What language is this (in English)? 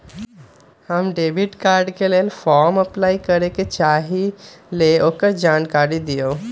Magahi